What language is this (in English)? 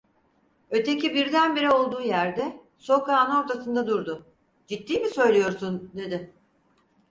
Turkish